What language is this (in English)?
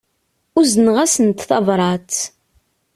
Kabyle